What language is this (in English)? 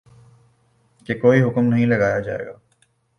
Urdu